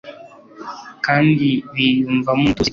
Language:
Kinyarwanda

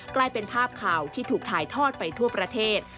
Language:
Thai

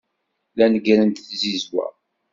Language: Kabyle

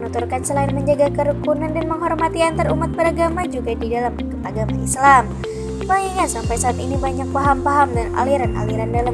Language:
Indonesian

